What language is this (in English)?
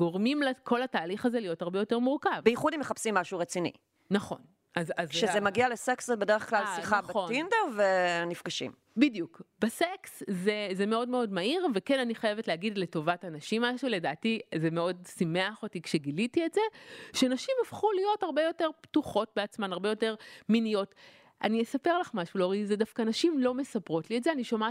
Hebrew